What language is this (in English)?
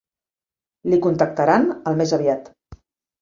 Catalan